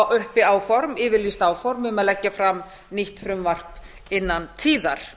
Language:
Icelandic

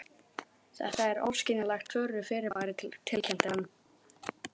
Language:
Icelandic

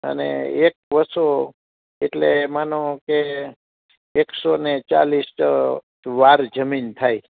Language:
Gujarati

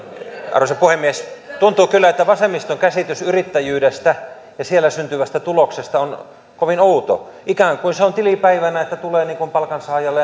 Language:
Finnish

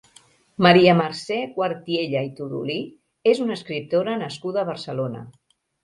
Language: Catalan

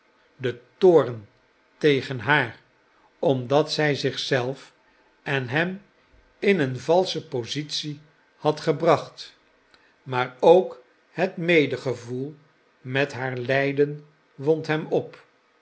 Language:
Dutch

